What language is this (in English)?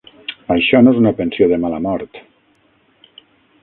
Catalan